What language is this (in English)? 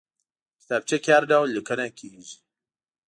Pashto